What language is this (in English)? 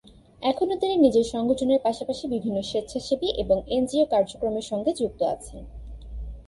Bangla